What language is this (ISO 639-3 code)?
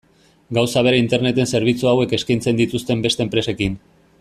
eus